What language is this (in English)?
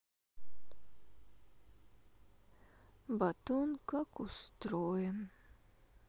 Russian